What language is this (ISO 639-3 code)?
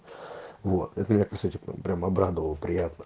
rus